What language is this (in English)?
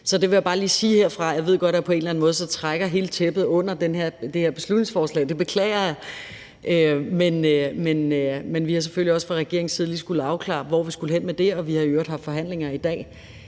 Danish